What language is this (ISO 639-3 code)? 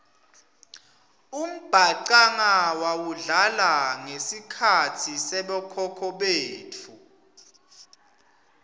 ssw